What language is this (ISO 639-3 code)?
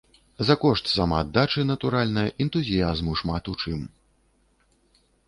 bel